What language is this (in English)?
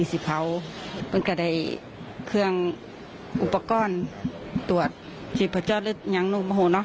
Thai